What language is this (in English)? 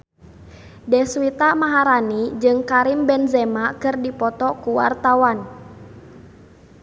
Sundanese